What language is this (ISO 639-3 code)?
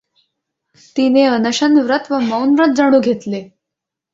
mar